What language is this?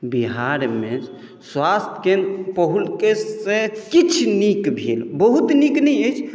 Maithili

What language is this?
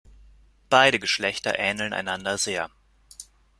German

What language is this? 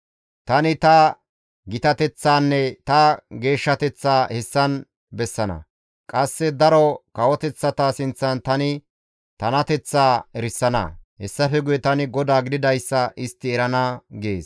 Gamo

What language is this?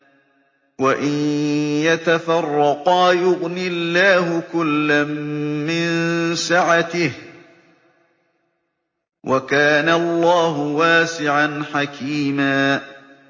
Arabic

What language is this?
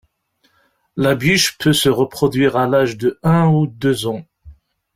French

